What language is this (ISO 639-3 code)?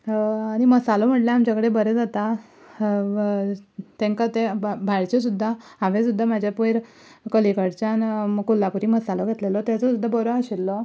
kok